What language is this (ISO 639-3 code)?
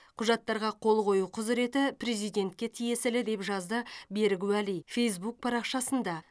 kaz